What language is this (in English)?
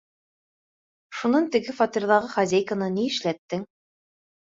Bashkir